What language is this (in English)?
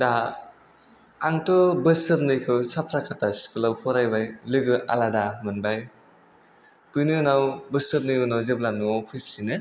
Bodo